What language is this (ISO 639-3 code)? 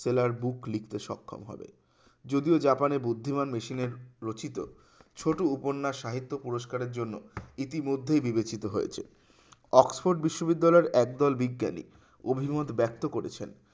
ben